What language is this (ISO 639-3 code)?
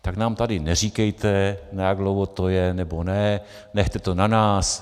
ces